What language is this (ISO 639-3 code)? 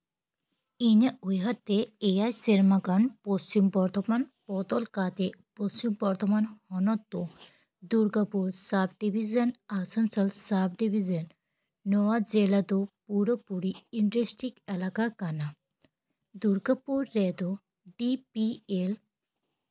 sat